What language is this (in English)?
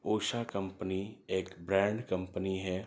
Urdu